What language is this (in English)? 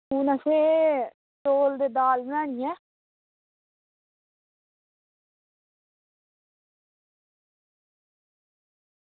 Dogri